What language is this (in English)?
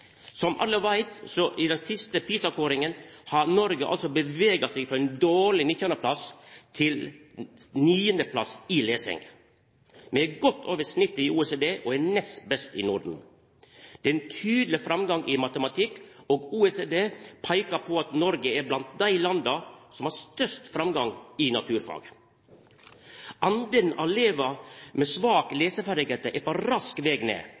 Norwegian Nynorsk